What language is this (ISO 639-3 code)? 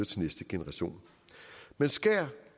dan